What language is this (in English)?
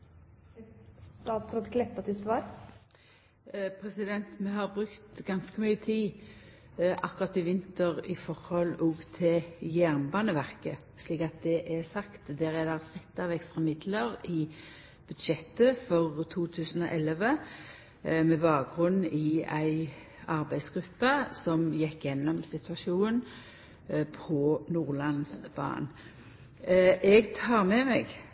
Norwegian Nynorsk